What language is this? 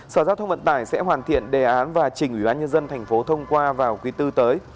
Vietnamese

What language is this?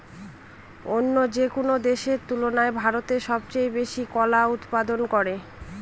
Bangla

